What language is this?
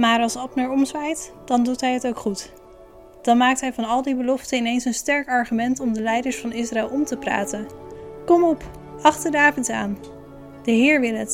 Dutch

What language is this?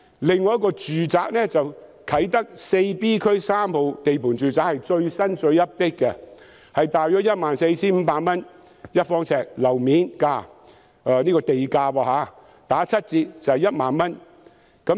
Cantonese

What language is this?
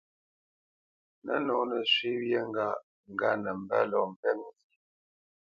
Bamenyam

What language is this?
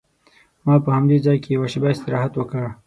Pashto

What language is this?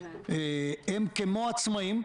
Hebrew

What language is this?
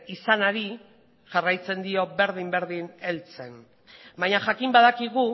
Basque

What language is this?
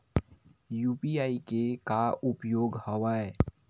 Chhattisgarhi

